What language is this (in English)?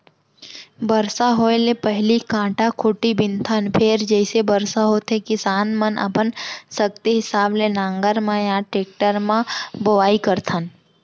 Chhattisgarhi